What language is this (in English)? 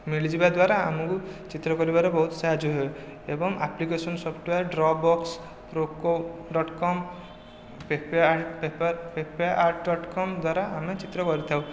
Odia